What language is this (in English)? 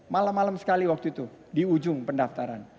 Indonesian